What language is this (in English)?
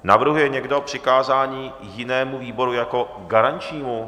Czech